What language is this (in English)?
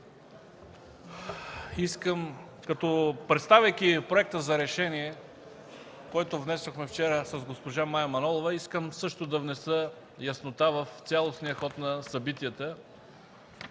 Bulgarian